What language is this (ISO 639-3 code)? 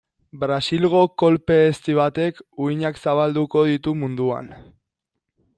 eus